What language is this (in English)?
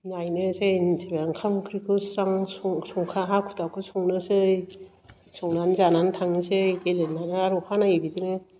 Bodo